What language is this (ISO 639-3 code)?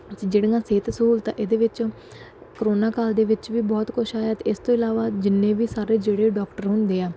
pan